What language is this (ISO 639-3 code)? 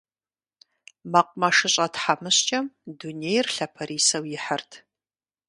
kbd